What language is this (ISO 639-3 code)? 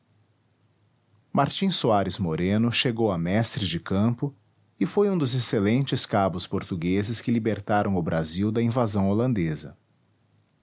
por